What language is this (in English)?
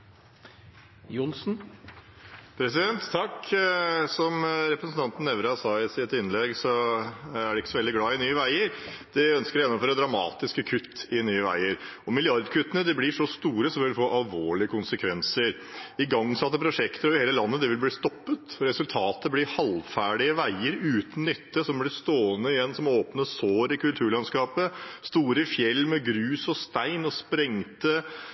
Norwegian